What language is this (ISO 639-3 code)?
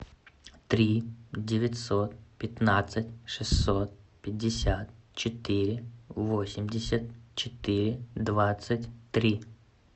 rus